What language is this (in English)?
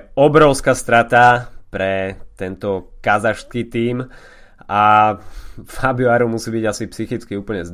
Slovak